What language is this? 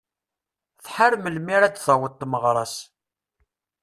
Kabyle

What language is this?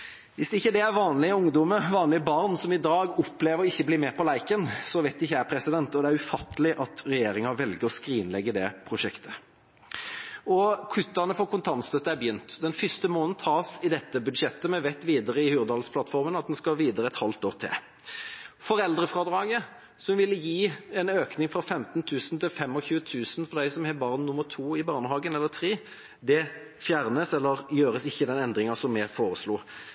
Norwegian Bokmål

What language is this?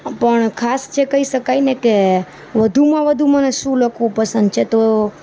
Gujarati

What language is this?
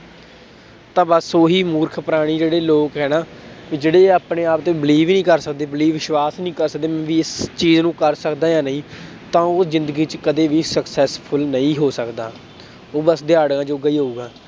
Punjabi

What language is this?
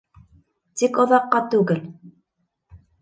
Bashkir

